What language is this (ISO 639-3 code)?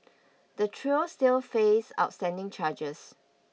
eng